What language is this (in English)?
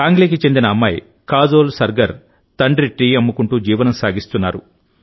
Telugu